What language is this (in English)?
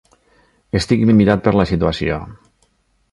Catalan